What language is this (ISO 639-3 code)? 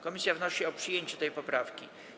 pol